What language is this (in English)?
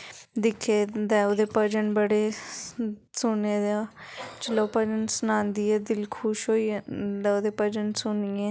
Dogri